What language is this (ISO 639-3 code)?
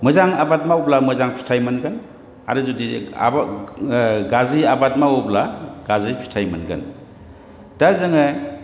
brx